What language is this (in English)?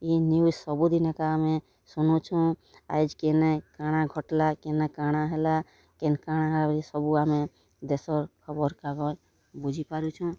Odia